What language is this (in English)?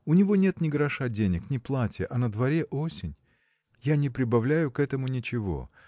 Russian